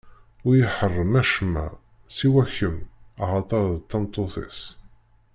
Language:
Kabyle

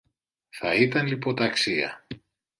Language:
Greek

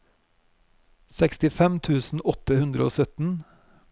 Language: Norwegian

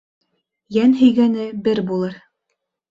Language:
Bashkir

